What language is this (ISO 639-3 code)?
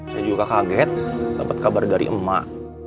ind